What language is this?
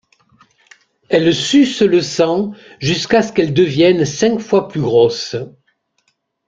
French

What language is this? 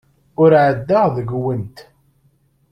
Kabyle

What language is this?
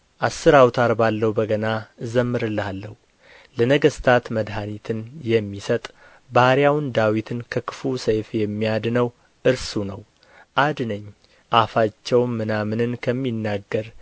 Amharic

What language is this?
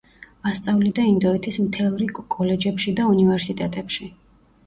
Georgian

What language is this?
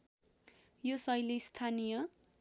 Nepali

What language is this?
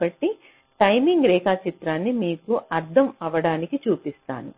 Telugu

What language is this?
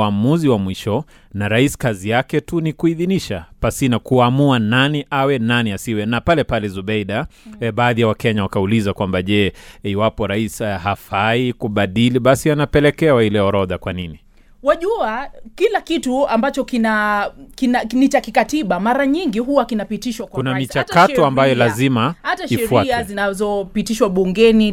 Swahili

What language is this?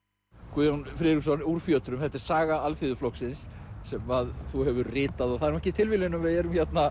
Icelandic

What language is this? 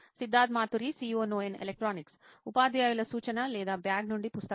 Telugu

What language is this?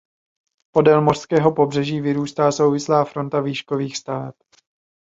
Czech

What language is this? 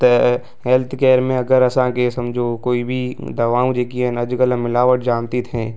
Sindhi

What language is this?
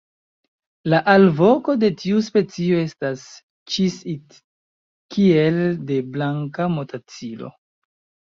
Esperanto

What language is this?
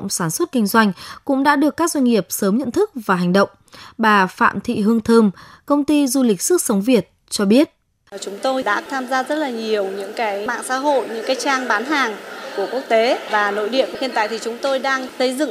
Vietnamese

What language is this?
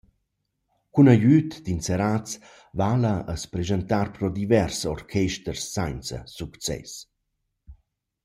Romansh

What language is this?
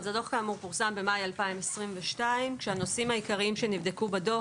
Hebrew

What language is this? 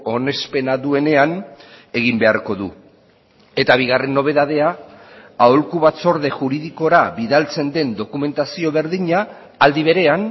Basque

